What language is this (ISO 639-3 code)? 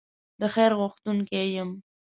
pus